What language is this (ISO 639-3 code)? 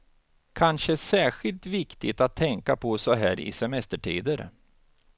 swe